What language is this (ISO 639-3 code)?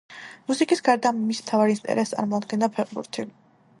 kat